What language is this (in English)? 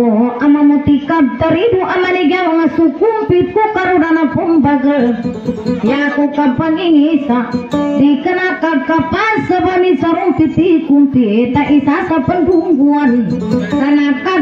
Indonesian